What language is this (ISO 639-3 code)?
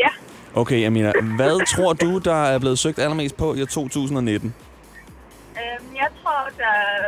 dan